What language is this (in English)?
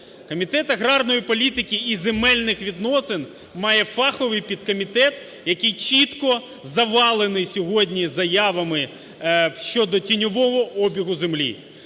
Ukrainian